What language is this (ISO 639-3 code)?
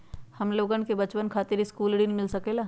mag